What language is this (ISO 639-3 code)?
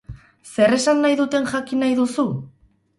eus